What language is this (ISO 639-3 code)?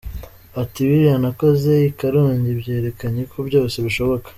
kin